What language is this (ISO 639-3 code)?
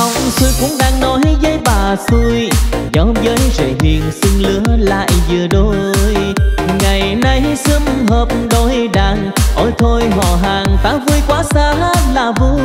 vie